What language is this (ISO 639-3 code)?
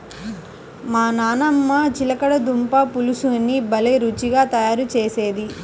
tel